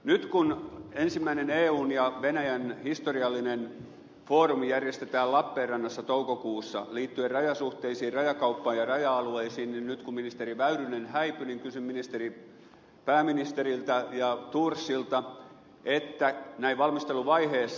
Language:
Finnish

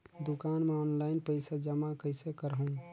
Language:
Chhattisgarhi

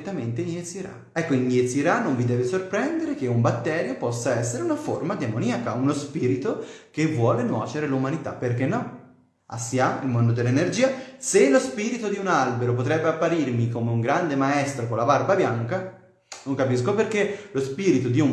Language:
Italian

